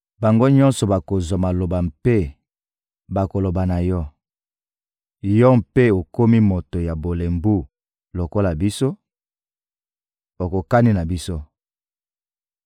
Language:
Lingala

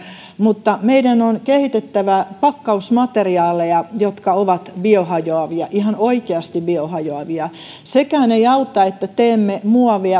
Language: Finnish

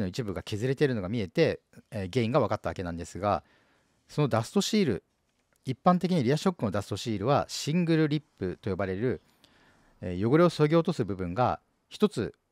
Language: Japanese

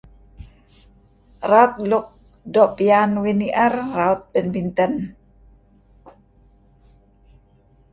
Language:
Kelabit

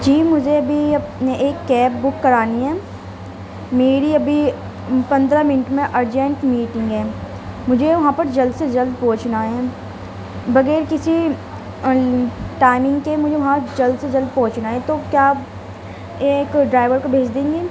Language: Urdu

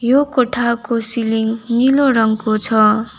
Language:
Nepali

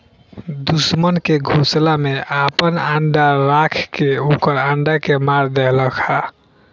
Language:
Bhojpuri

